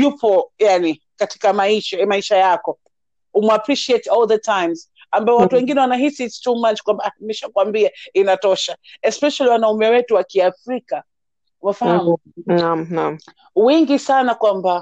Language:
Swahili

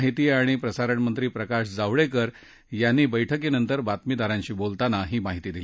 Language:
Marathi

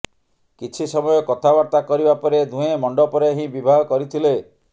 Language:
Odia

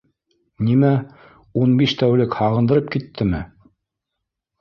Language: Bashkir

